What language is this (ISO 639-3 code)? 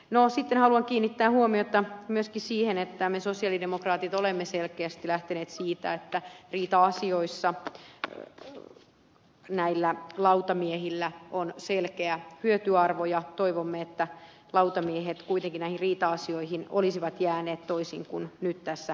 fin